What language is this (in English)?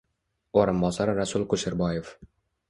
Uzbek